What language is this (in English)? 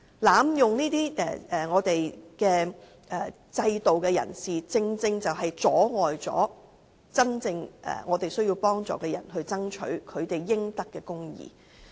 Cantonese